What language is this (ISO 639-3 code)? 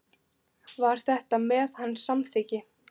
isl